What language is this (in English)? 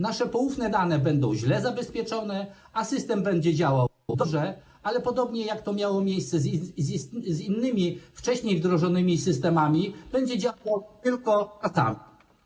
Polish